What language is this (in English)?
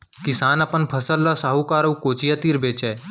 Chhattisgarhi